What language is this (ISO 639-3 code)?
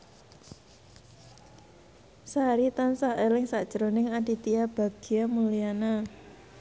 jav